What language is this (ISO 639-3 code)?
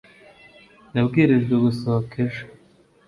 kin